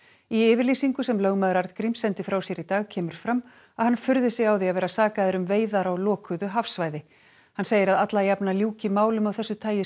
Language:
Icelandic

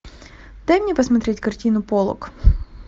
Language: Russian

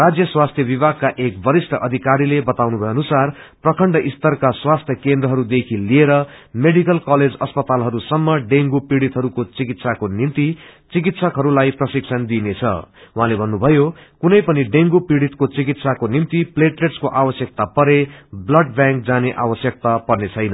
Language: Nepali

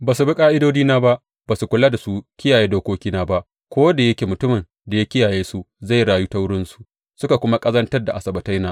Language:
Hausa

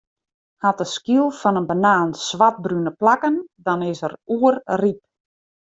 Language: Western Frisian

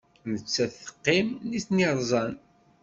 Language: Kabyle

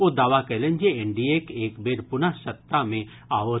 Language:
Maithili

